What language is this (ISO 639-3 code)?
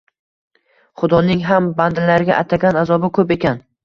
uzb